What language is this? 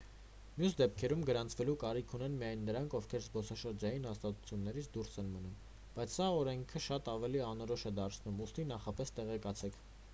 Armenian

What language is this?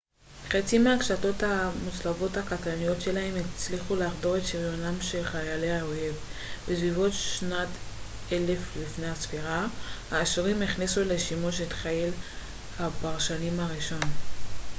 Hebrew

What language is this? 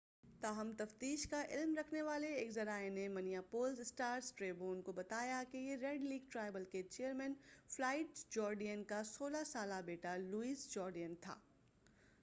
Urdu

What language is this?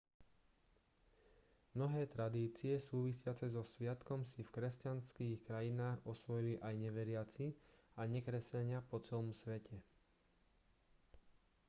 Slovak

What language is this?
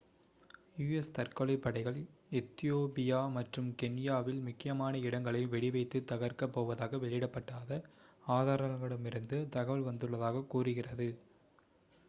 Tamil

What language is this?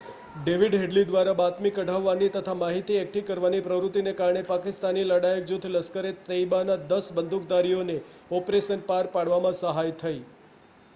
Gujarati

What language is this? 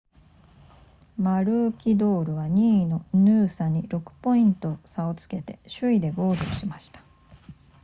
Japanese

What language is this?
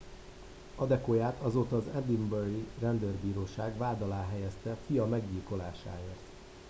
Hungarian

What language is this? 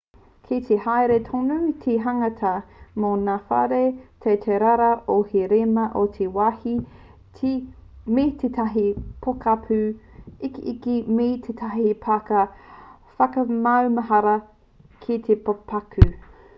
Māori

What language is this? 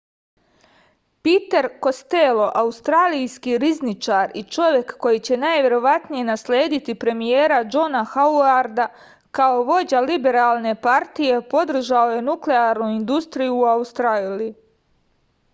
Serbian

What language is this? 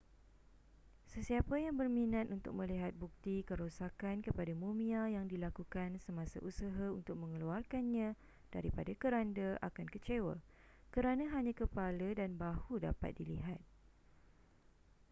Malay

